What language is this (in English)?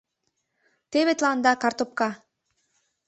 Mari